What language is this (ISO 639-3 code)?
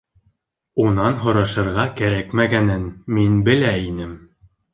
bak